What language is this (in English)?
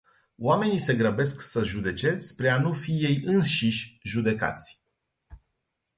Romanian